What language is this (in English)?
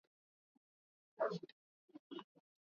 Swahili